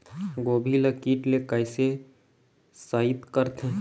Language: Chhattisgarhi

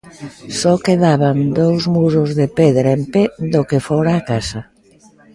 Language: Galician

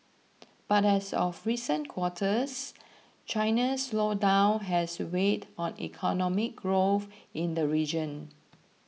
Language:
English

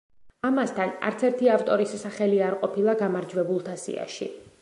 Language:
Georgian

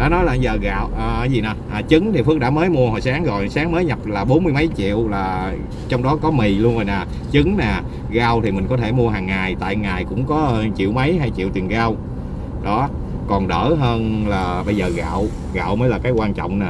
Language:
Vietnamese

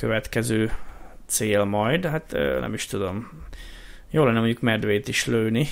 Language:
Hungarian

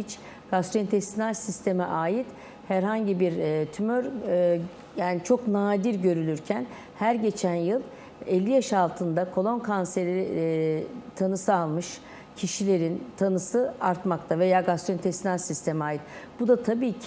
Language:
Turkish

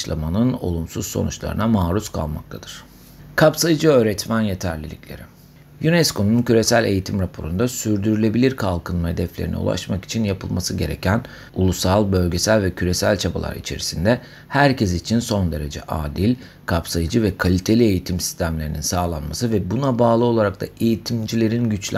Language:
Turkish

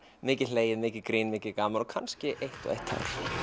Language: Icelandic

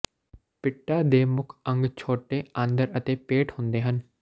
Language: Punjabi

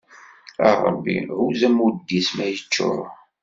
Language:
Kabyle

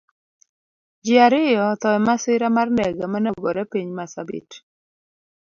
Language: Luo (Kenya and Tanzania)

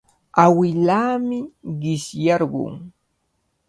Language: Cajatambo North Lima Quechua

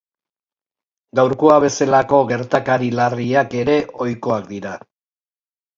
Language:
Basque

